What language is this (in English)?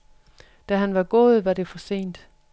Danish